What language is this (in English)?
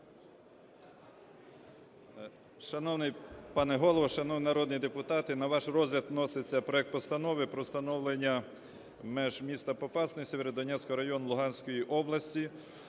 Ukrainian